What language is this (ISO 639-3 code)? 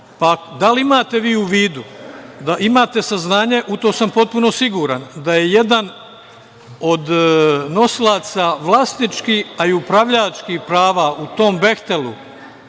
srp